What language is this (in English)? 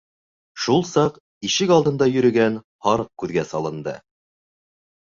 Bashkir